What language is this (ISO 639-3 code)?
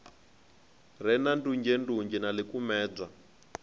ven